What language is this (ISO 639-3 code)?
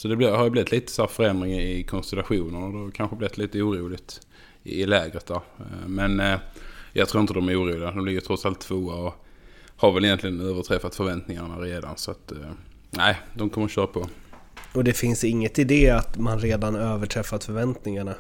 swe